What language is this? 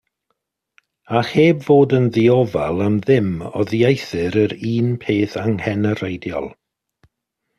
Welsh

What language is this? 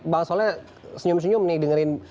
Indonesian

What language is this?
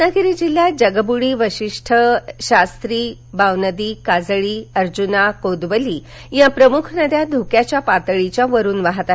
Marathi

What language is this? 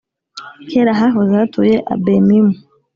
Kinyarwanda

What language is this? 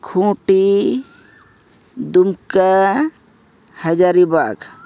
Santali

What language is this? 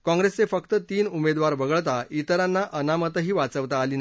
Marathi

